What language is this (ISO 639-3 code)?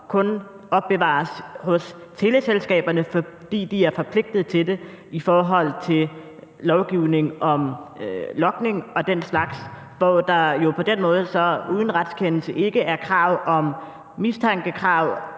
dan